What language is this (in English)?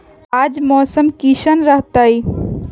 Magahi